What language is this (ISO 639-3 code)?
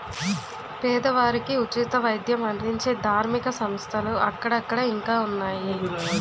tel